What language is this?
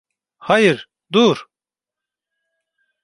Turkish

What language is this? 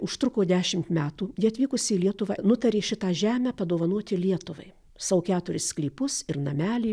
Lithuanian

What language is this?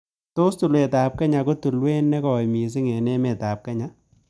Kalenjin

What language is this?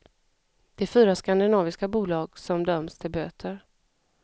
Swedish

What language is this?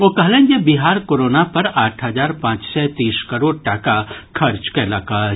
Maithili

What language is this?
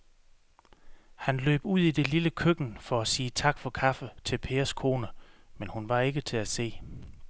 Danish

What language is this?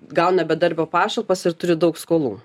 Lithuanian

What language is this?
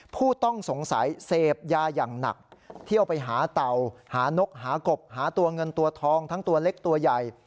Thai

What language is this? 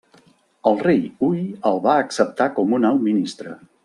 Catalan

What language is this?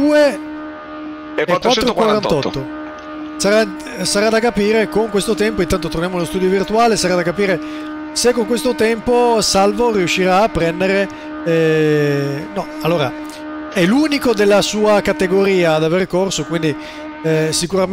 Italian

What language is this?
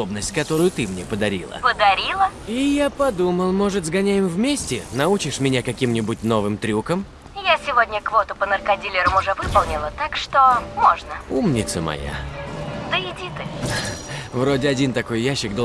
Russian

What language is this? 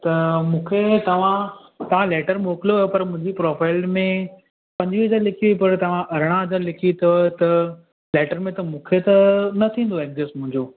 Sindhi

